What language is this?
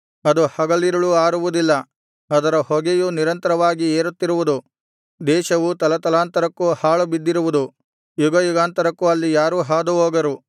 Kannada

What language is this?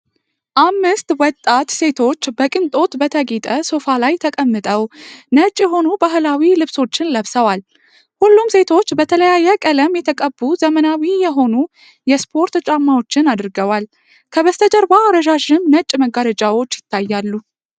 Amharic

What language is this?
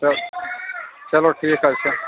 Kashmiri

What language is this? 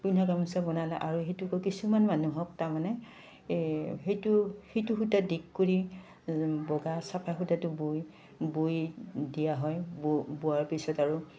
Assamese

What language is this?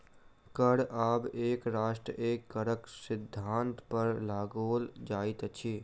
Maithili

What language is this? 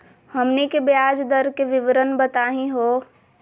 Magahi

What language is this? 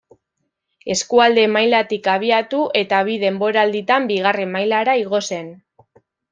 Basque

